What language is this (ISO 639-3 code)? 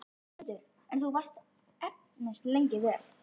isl